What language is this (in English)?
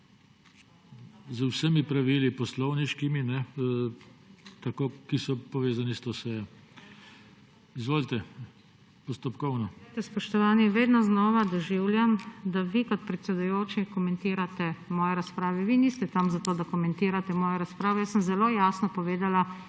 Slovenian